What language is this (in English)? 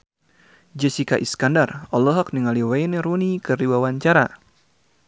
Sundanese